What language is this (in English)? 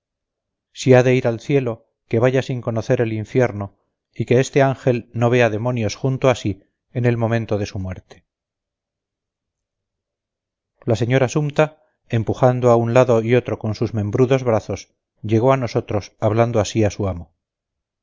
Spanish